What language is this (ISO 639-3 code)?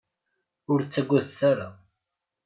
kab